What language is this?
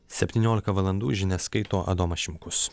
Lithuanian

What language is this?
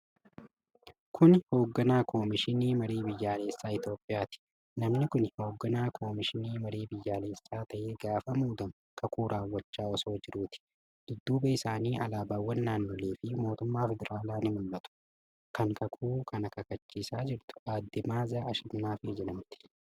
Oromo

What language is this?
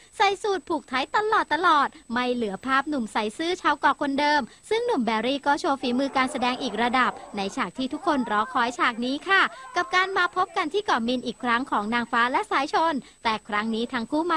Thai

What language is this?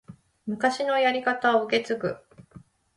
Japanese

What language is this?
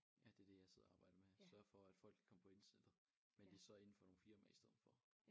Danish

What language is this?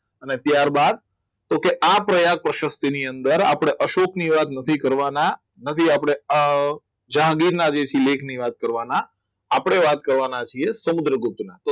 Gujarati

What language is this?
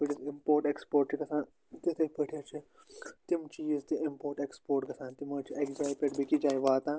Kashmiri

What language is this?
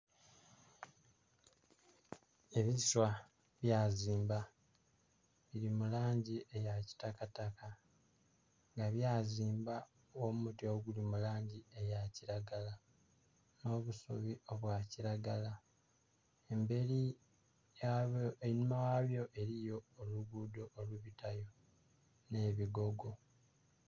Soga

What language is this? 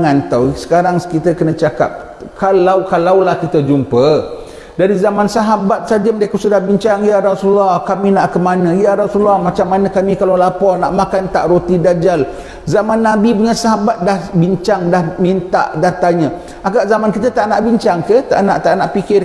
Malay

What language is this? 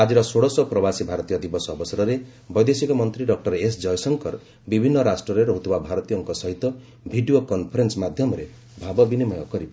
Odia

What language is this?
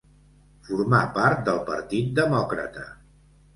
Catalan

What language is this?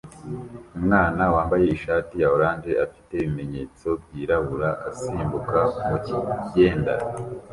Kinyarwanda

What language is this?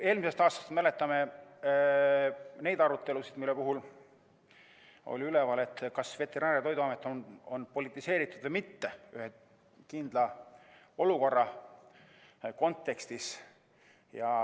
Estonian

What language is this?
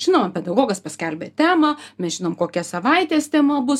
Lithuanian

